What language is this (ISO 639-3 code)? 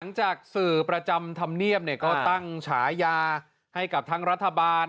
tha